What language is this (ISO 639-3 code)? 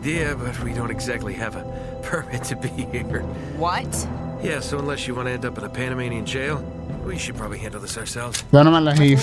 ara